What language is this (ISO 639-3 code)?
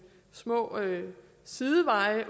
dan